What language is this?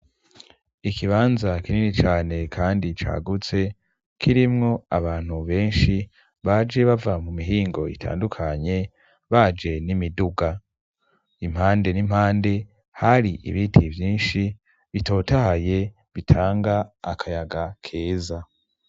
Rundi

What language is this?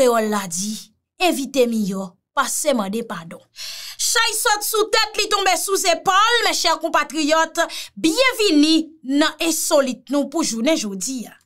French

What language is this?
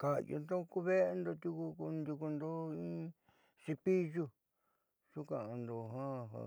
Southeastern Nochixtlán Mixtec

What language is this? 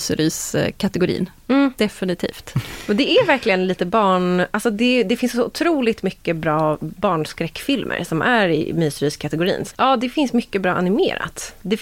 Swedish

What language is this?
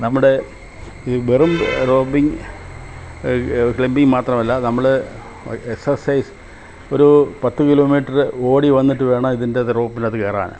Malayalam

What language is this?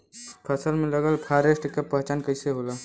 Bhojpuri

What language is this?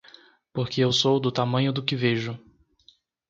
Portuguese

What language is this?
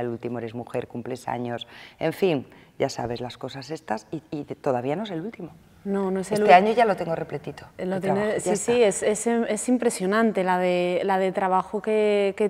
Spanish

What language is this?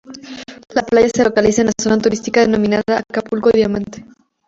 Spanish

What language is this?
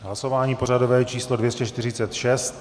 Czech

